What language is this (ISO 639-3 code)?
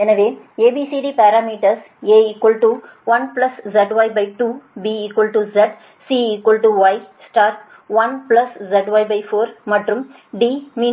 tam